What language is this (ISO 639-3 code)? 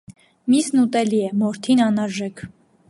hye